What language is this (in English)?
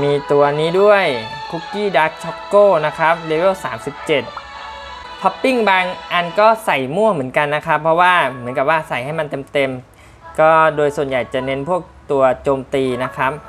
Thai